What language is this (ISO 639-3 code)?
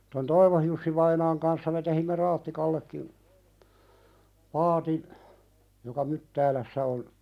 fin